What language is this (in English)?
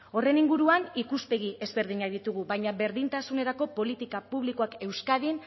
Basque